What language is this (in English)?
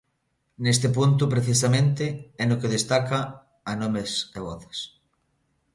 Galician